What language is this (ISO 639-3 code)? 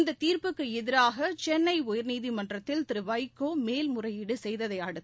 tam